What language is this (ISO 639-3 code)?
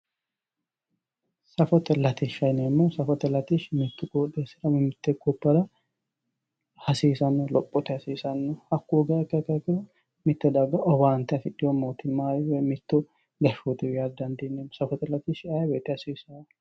sid